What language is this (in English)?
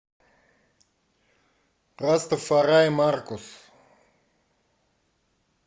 Russian